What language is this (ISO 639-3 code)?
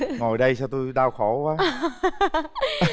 vie